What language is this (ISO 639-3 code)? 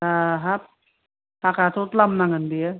brx